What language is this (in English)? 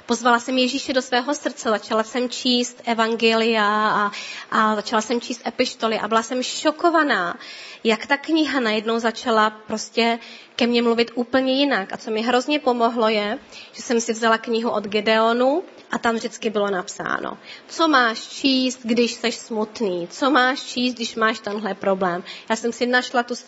Czech